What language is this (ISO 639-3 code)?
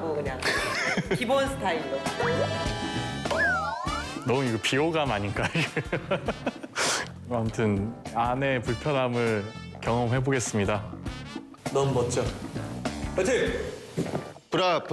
kor